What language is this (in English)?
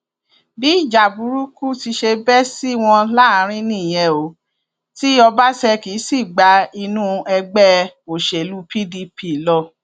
Yoruba